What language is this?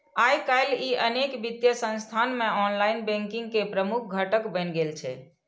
Maithili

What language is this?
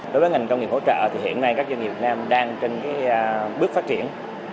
Vietnamese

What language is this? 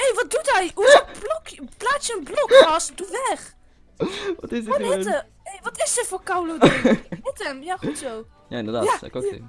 Dutch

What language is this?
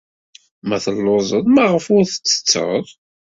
Kabyle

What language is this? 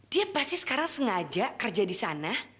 Indonesian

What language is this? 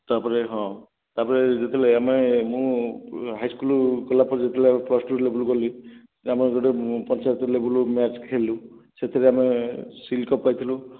Odia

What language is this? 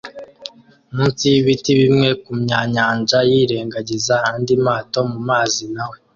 Kinyarwanda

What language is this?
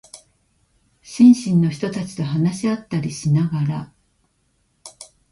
Japanese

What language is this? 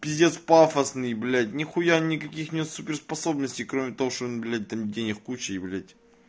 Russian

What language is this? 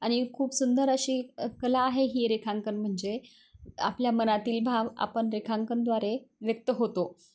Marathi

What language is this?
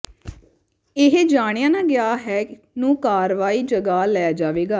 Punjabi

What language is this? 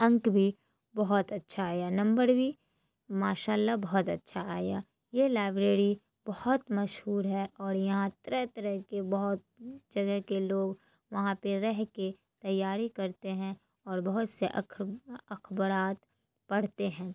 Urdu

